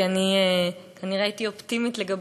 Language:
Hebrew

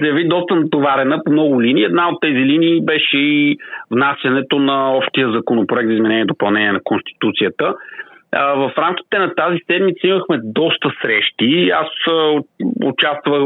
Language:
Bulgarian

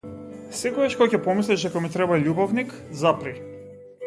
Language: Macedonian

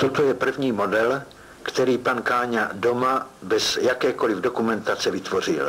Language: Czech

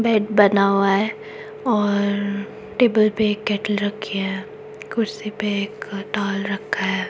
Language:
Hindi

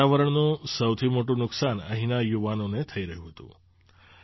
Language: Gujarati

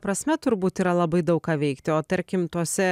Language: Lithuanian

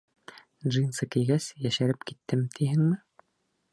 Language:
Bashkir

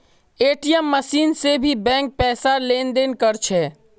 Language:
Magahi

